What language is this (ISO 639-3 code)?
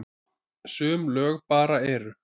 isl